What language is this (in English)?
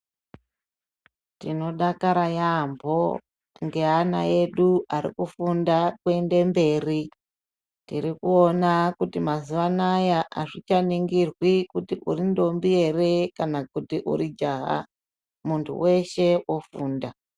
Ndau